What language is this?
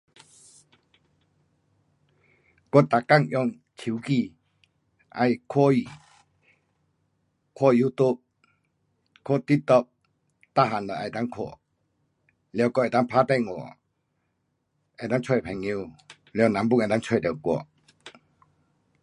Pu-Xian Chinese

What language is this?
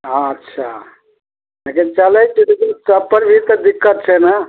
Maithili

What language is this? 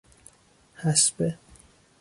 Persian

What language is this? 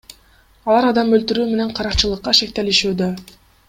Kyrgyz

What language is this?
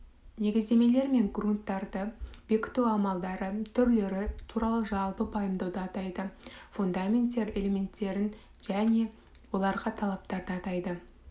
Kazakh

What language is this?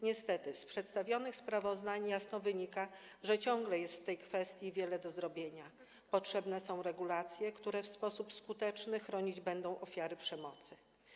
Polish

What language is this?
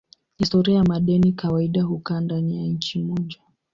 Swahili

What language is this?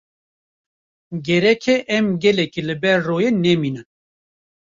Kurdish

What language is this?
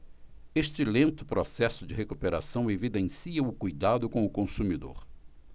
Portuguese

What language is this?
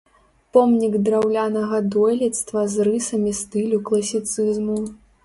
Belarusian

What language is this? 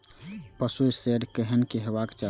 Maithili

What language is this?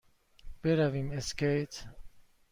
Persian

